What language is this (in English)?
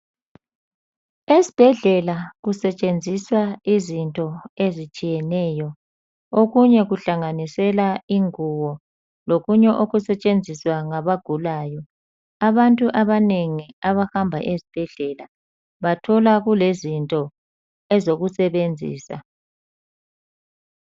North Ndebele